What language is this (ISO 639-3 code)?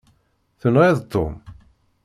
kab